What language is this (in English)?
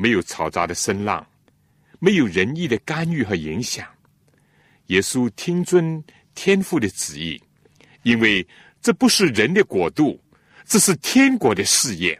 Chinese